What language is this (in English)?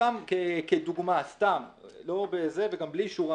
Hebrew